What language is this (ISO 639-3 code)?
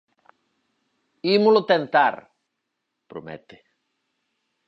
glg